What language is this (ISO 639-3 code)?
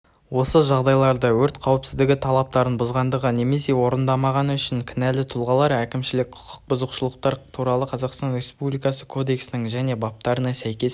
kaz